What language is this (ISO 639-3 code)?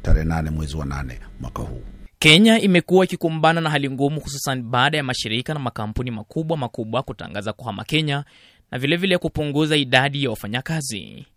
swa